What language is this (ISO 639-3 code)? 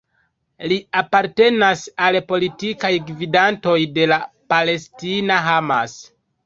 epo